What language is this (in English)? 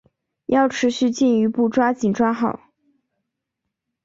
Chinese